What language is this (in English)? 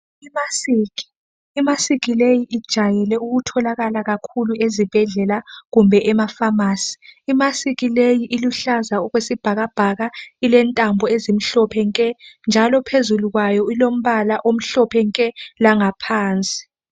North Ndebele